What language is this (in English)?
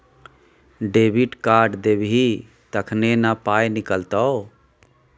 Maithili